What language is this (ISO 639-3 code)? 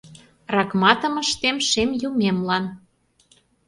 chm